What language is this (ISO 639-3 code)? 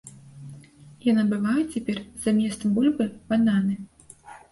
bel